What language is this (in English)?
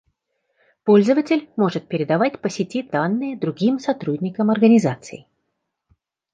Russian